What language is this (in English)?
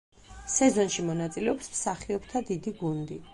Georgian